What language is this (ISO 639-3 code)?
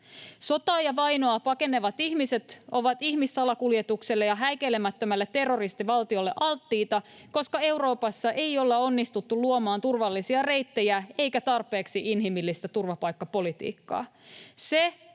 fin